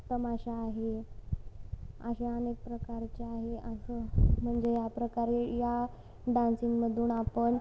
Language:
Marathi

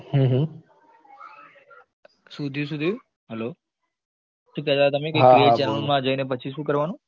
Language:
Gujarati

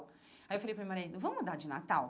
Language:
Portuguese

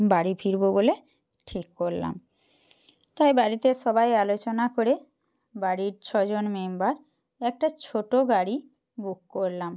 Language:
Bangla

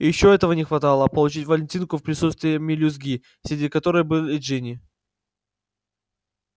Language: Russian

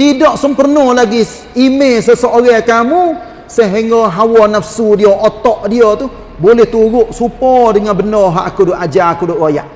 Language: Malay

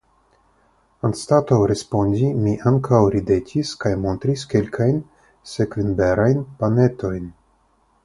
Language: Esperanto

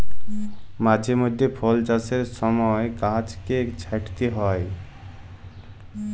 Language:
Bangla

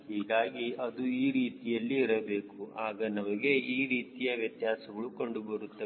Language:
Kannada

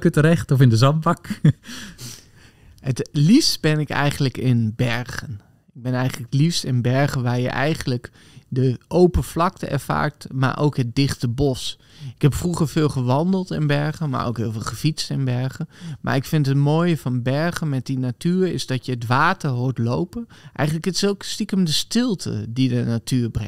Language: Dutch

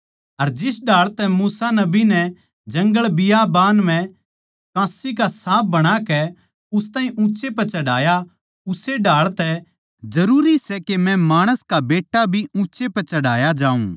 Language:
Haryanvi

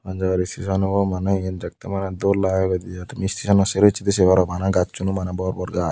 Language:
Chakma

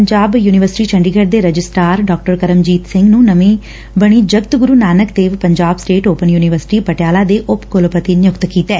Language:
Punjabi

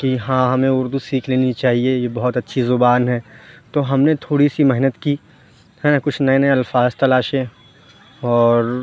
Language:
Urdu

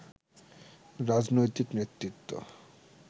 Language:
Bangla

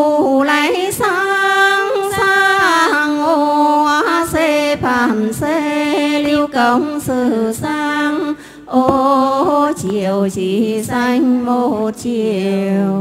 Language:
Vietnamese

